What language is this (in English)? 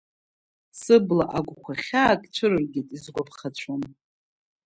Abkhazian